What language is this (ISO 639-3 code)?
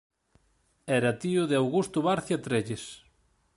glg